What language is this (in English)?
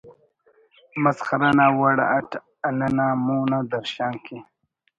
Brahui